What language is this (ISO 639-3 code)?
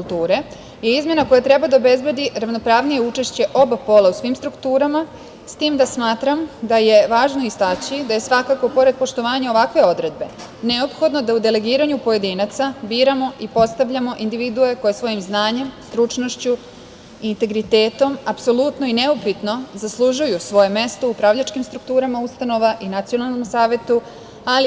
srp